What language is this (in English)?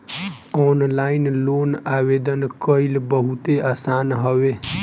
Bhojpuri